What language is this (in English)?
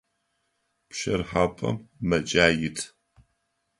Adyghe